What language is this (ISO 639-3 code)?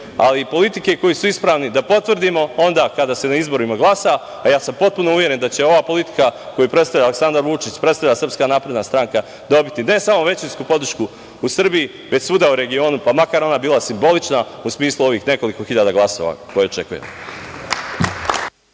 srp